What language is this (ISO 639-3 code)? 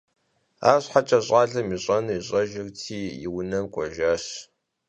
kbd